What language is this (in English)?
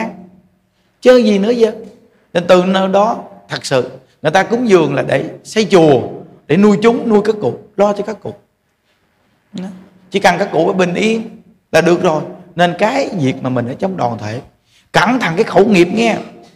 Vietnamese